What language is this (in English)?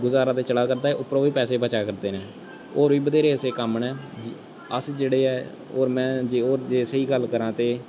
Dogri